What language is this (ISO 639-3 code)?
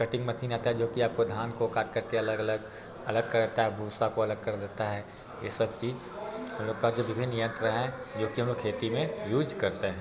hin